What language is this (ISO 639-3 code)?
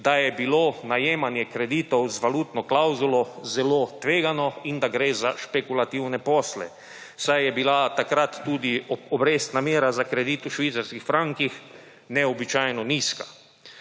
slv